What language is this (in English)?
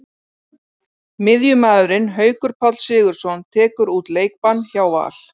Icelandic